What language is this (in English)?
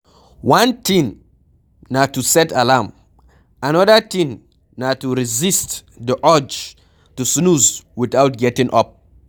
Nigerian Pidgin